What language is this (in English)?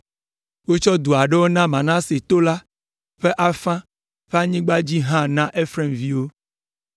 Ewe